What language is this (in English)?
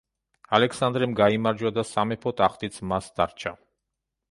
Georgian